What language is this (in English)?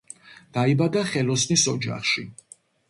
Georgian